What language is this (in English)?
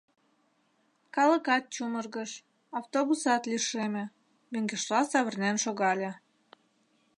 Mari